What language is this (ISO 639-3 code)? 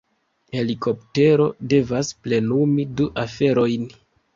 epo